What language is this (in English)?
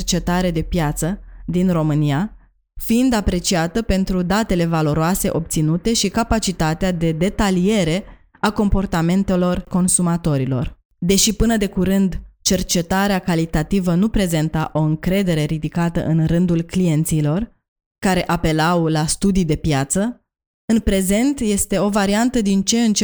Romanian